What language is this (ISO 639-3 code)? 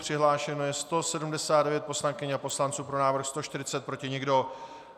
ces